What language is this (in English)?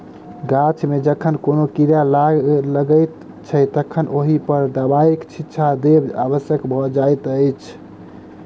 Maithili